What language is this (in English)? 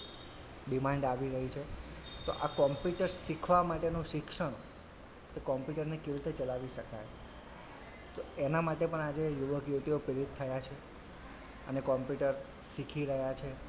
Gujarati